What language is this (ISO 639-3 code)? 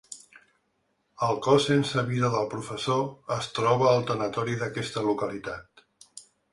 cat